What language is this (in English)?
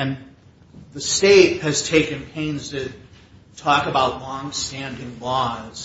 English